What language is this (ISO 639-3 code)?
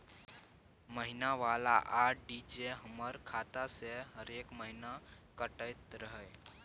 mai